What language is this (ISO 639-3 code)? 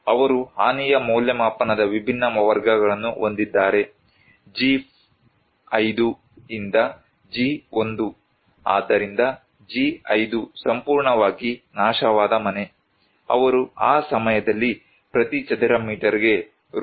kan